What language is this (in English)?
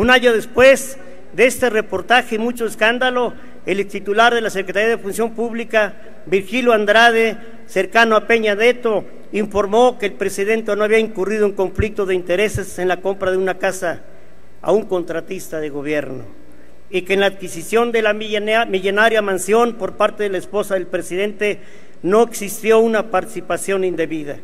Spanish